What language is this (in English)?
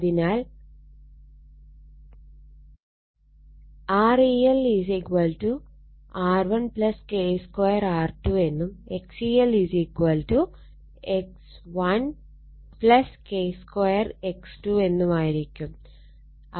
Malayalam